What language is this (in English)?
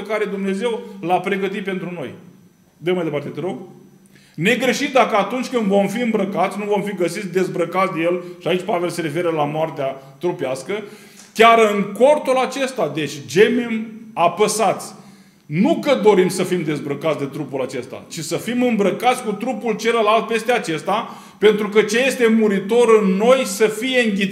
Romanian